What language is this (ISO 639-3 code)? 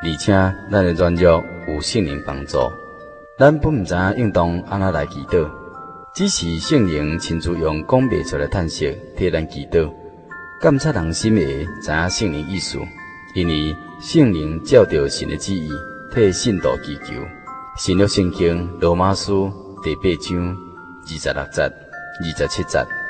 zho